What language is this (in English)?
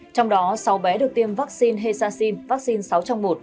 Vietnamese